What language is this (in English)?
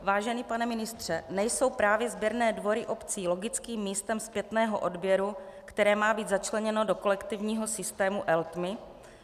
Czech